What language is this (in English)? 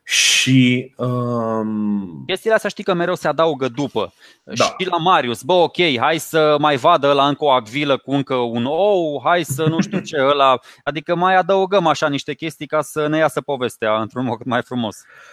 Romanian